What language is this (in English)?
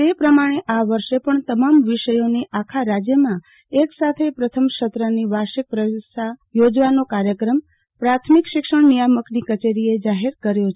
Gujarati